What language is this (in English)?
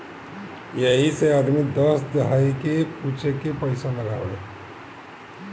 Bhojpuri